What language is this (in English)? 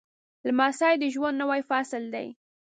Pashto